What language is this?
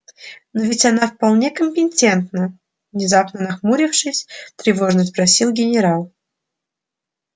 Russian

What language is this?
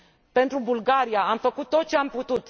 Romanian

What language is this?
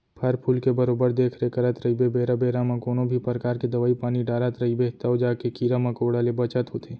Chhattisgarhi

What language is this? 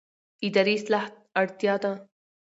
Pashto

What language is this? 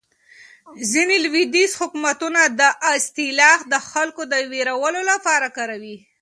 Pashto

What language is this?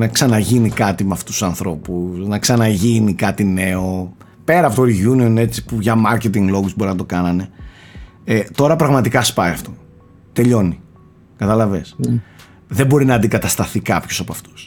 Greek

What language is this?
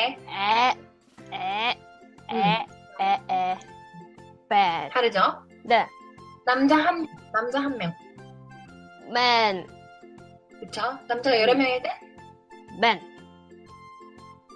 Korean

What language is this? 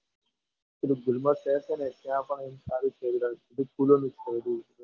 Gujarati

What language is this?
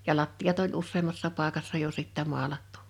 Finnish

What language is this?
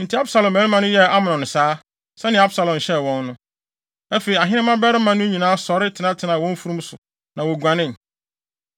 Akan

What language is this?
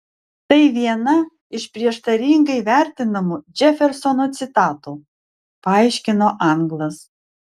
Lithuanian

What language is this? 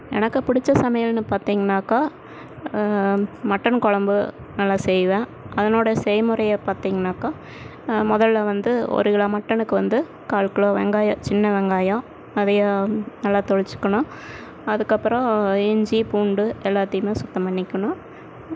Tamil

